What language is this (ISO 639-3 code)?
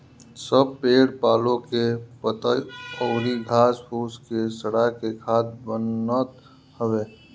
bho